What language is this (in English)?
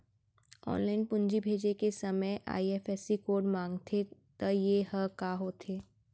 Chhattisgarhi